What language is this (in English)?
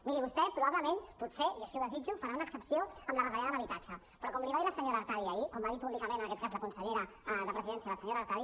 Catalan